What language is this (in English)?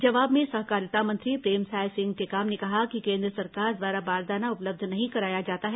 Hindi